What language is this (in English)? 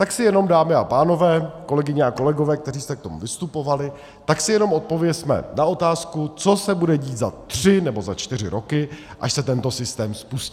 Czech